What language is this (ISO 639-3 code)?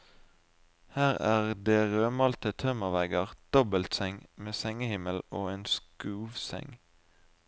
nor